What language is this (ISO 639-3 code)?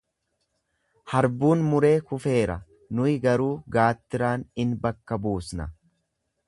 orm